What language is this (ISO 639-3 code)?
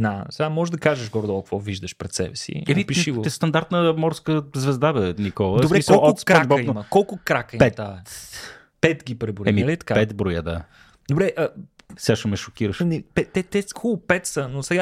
bul